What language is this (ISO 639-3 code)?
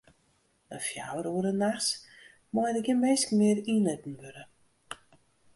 fry